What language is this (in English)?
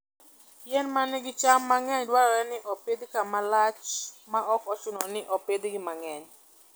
Luo (Kenya and Tanzania)